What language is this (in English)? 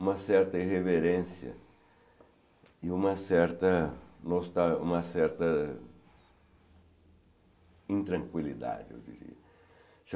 Portuguese